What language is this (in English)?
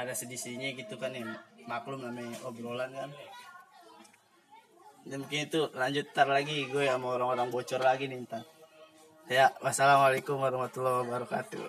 Indonesian